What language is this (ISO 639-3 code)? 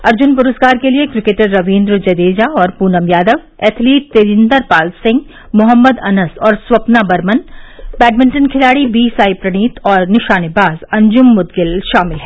hin